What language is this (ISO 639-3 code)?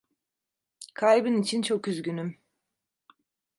tur